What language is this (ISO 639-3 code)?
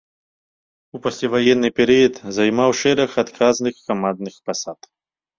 bel